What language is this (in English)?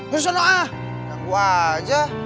Indonesian